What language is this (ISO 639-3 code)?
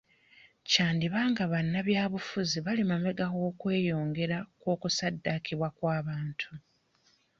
lug